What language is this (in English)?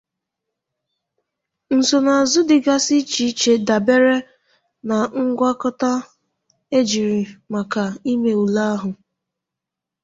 Igbo